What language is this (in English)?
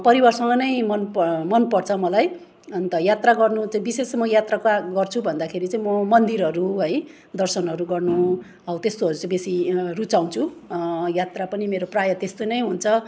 Nepali